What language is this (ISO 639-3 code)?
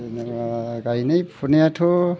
brx